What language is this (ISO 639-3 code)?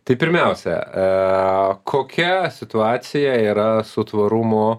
lit